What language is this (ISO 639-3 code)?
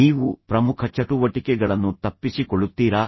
kan